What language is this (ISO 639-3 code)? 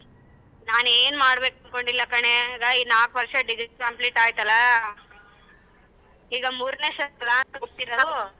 kan